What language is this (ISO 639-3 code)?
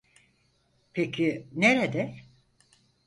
tur